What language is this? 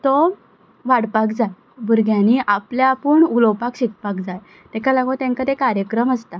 Konkani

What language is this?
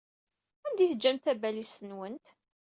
Kabyle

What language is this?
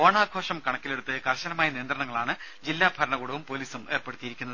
Malayalam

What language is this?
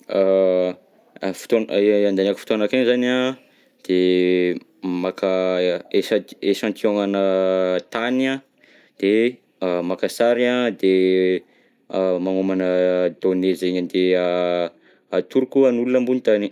Southern Betsimisaraka Malagasy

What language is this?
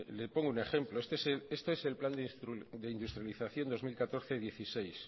Spanish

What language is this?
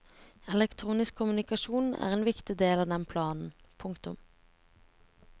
Norwegian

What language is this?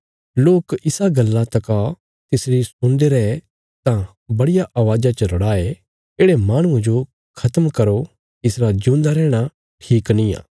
Bilaspuri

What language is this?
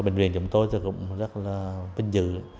Vietnamese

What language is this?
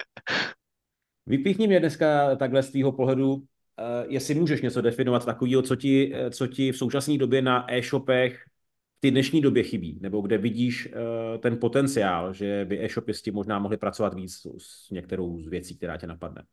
Czech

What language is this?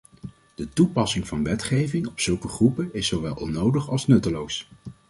Dutch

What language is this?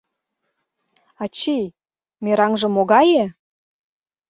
Mari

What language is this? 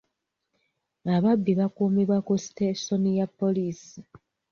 Ganda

